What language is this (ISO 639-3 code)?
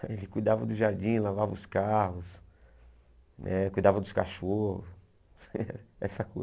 por